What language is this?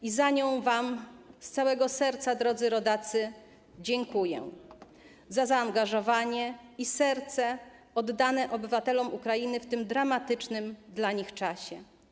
Polish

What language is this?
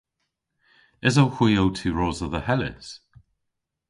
Cornish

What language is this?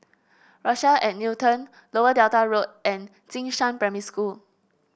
English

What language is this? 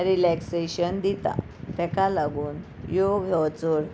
Konkani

